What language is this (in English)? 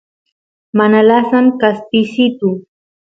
Santiago del Estero Quichua